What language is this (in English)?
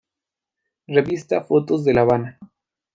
Spanish